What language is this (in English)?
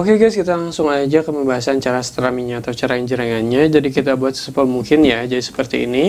Indonesian